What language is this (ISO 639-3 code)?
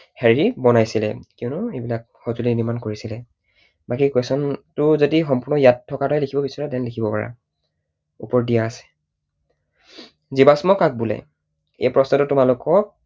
asm